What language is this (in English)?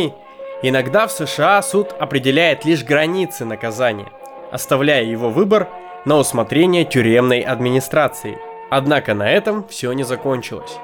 Russian